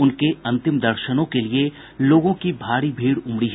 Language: Hindi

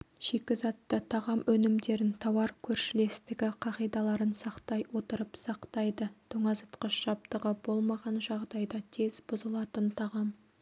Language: Kazakh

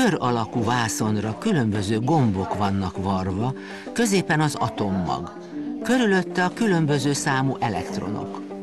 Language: Hungarian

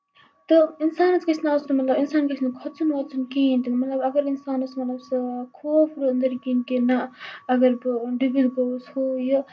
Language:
Kashmiri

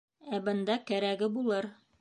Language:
Bashkir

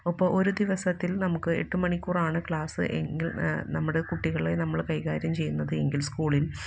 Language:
Malayalam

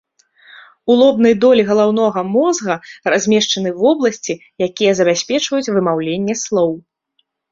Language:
Belarusian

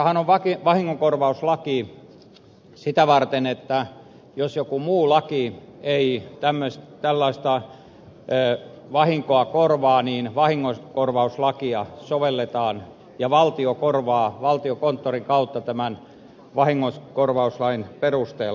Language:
Finnish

